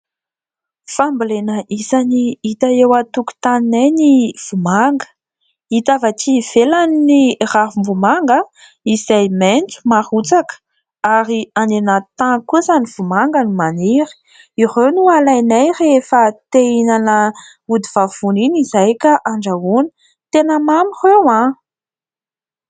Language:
Malagasy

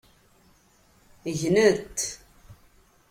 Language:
Kabyle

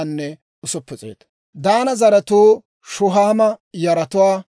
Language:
Dawro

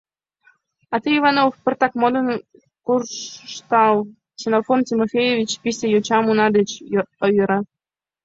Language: Mari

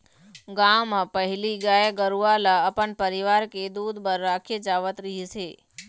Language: Chhattisgarhi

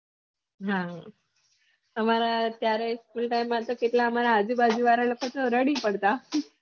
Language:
Gujarati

